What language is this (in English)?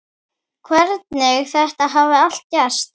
Icelandic